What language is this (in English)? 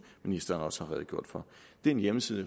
Danish